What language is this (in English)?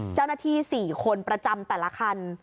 Thai